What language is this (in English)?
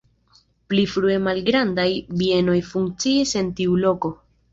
Esperanto